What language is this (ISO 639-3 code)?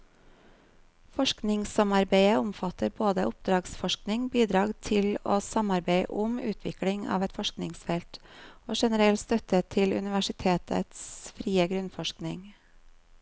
nor